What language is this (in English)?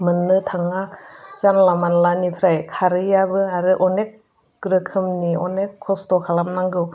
Bodo